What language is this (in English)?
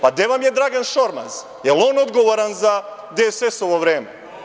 Serbian